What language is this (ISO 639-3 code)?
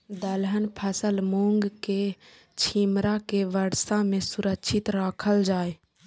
mai